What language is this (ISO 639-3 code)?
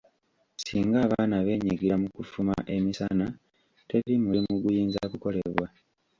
lug